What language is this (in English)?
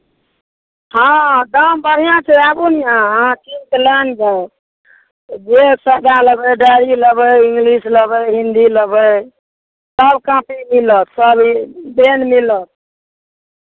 Maithili